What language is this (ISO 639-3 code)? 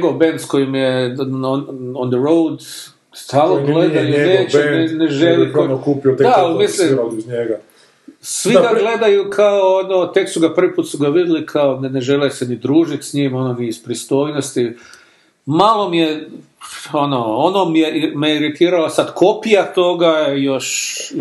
hrv